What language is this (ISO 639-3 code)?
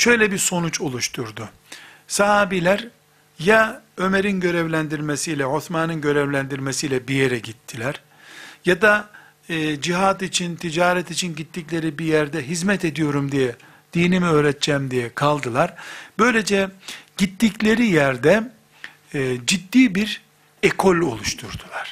tur